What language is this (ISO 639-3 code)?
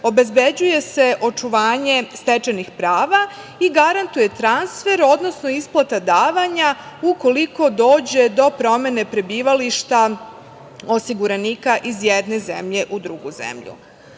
srp